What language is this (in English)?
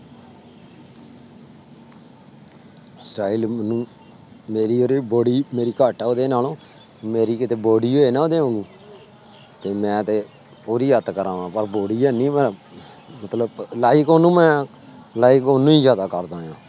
Punjabi